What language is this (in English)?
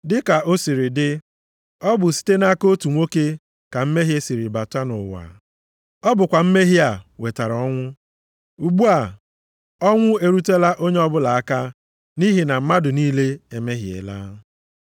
Igbo